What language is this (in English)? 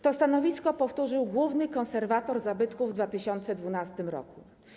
Polish